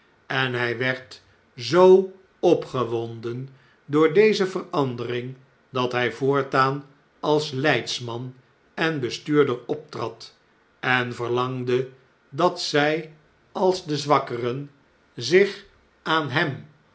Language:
Dutch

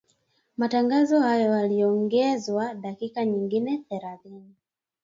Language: Swahili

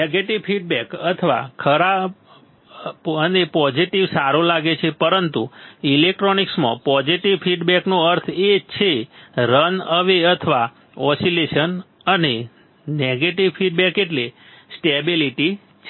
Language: Gujarati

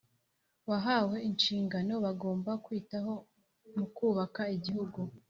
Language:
Kinyarwanda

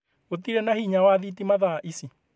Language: Kikuyu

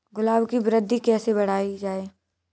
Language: Hindi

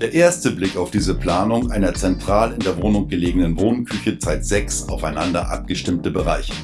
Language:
German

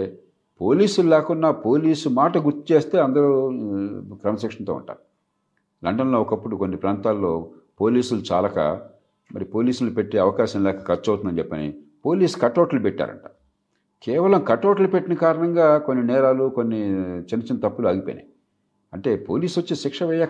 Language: Telugu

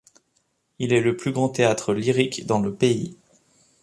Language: French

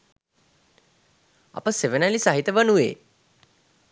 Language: Sinhala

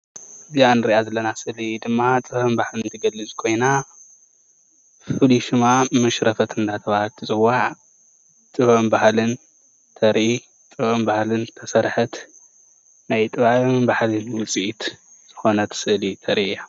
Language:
Tigrinya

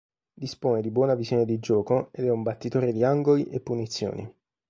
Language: Italian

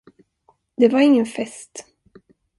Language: Swedish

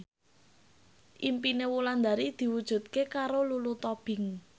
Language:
Javanese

